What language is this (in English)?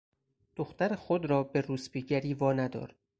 Persian